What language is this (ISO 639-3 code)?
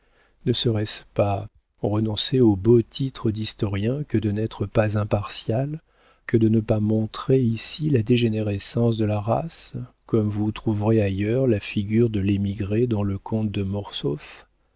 fra